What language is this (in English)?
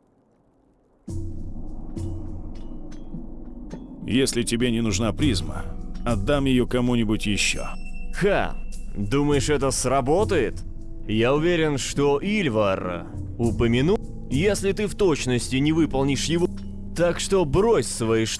Russian